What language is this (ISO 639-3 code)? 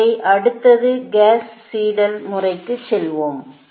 tam